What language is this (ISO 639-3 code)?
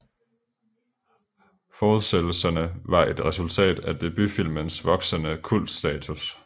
dan